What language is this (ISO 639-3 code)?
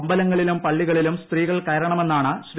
mal